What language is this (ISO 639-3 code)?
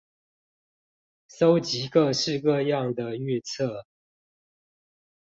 zho